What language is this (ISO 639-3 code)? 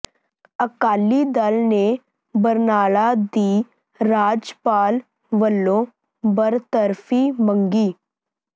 pan